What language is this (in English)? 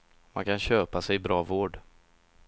Swedish